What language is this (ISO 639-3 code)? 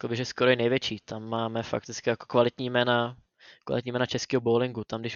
ces